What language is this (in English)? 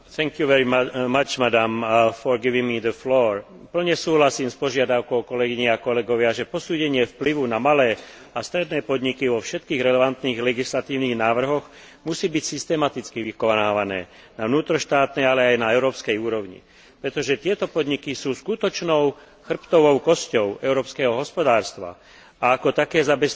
Slovak